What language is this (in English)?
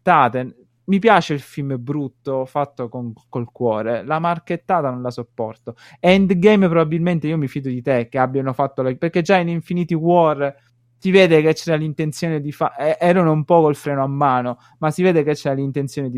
Italian